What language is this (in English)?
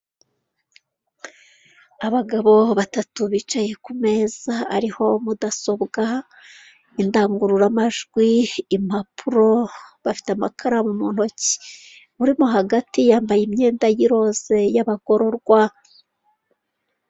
Kinyarwanda